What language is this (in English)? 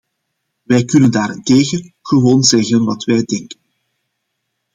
Dutch